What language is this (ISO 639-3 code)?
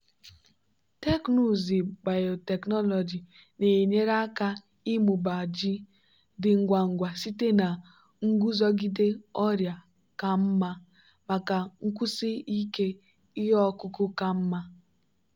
ibo